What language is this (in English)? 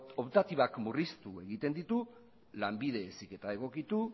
Basque